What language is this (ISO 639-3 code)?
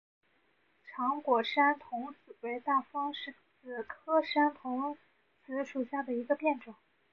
zho